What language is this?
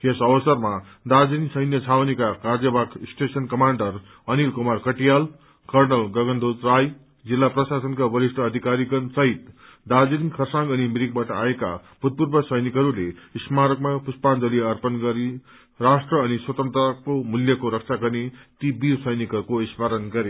Nepali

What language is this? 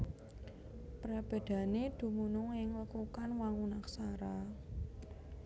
Javanese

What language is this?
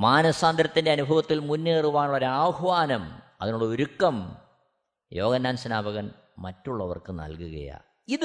Malayalam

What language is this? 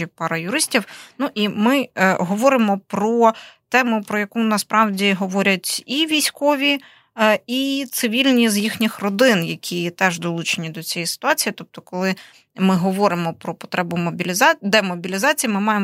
Ukrainian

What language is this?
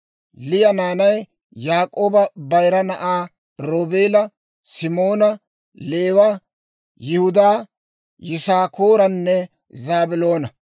Dawro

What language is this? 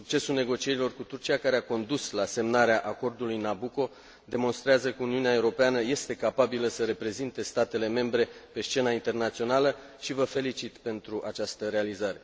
Romanian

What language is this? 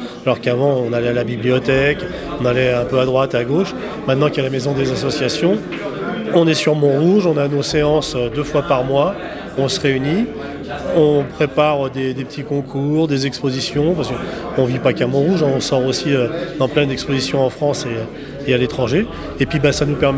French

